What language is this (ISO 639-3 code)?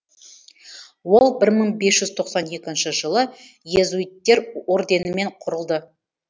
kaz